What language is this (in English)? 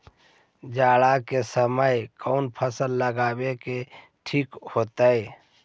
Magahi